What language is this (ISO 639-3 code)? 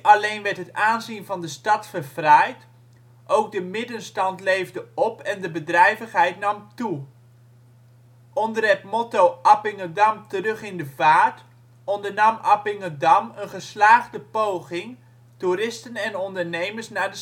nld